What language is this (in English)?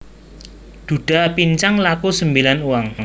Javanese